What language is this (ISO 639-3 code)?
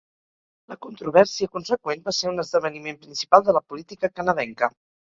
cat